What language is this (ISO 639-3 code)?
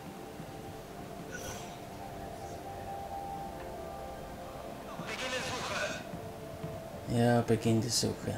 deu